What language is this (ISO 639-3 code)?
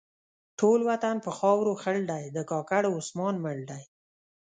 pus